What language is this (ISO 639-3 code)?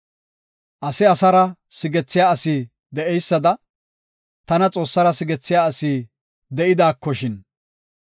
gof